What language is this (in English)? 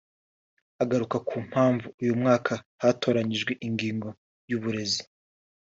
Kinyarwanda